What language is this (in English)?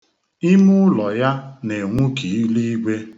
Igbo